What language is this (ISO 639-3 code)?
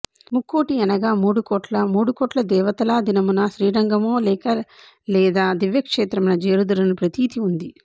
tel